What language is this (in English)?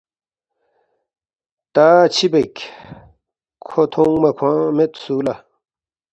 Balti